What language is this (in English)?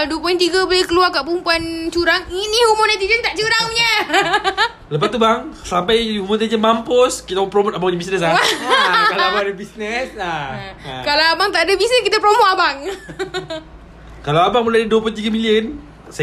Malay